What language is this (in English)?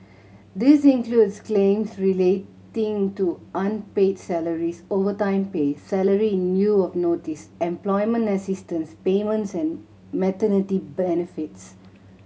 English